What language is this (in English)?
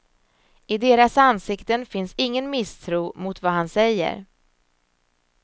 Swedish